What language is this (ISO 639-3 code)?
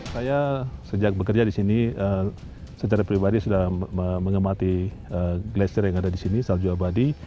ind